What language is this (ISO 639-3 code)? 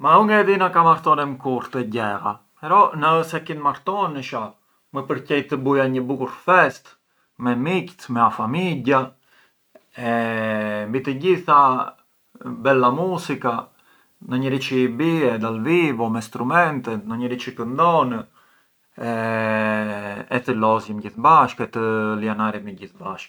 aae